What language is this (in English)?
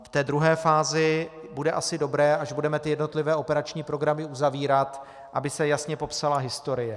Czech